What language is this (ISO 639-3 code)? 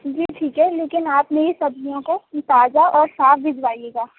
urd